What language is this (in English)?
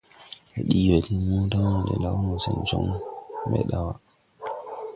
Tupuri